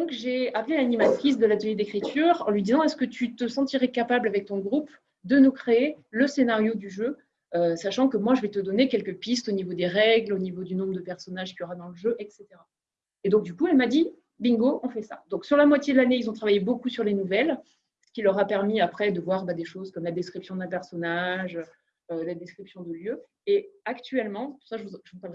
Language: French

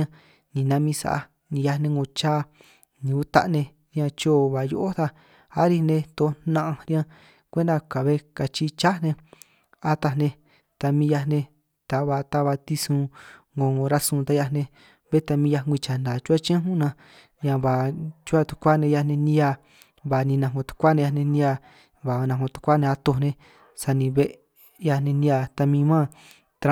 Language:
San Martín Itunyoso Triqui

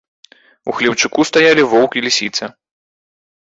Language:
Belarusian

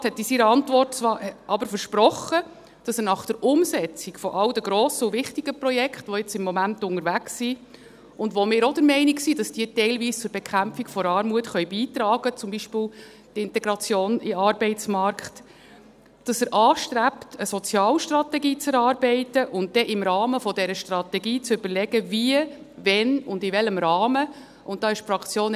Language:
Swiss German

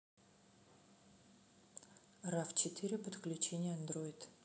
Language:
Russian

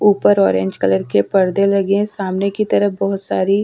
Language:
Hindi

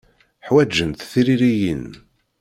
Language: Kabyle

